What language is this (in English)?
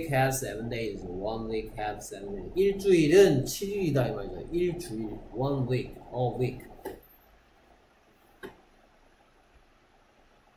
Korean